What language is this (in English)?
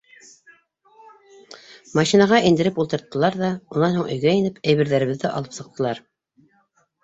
Bashkir